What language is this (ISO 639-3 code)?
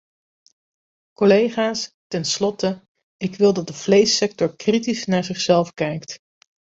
nld